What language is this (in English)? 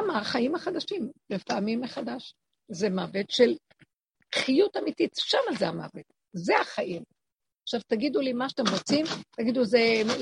Hebrew